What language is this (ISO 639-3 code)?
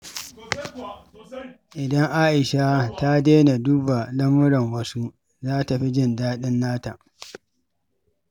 hau